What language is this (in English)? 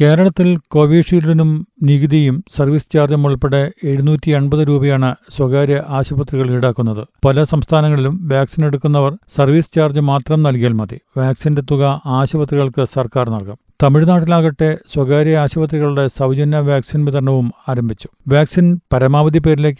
Malayalam